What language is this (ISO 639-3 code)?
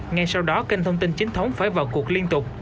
vie